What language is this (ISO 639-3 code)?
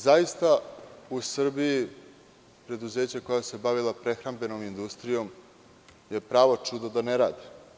srp